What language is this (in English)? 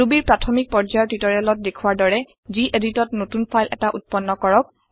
Assamese